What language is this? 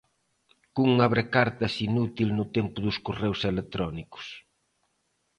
Galician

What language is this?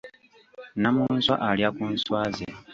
Ganda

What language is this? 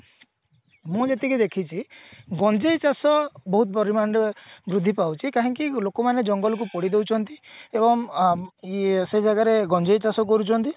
Odia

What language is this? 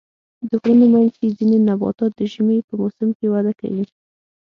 Pashto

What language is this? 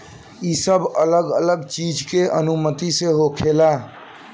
Bhojpuri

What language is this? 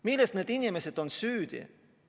Estonian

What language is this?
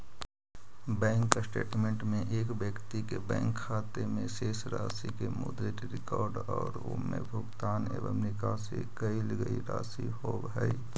Magahi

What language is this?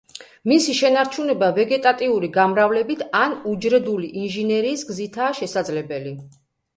Georgian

